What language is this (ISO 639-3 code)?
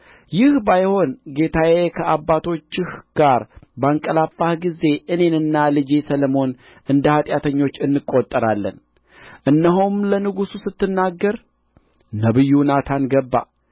amh